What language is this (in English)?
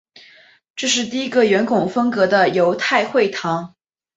Chinese